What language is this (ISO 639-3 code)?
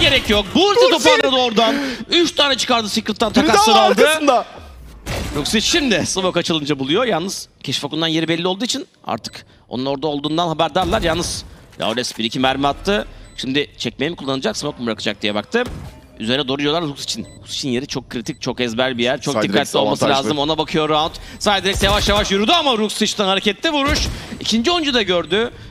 tur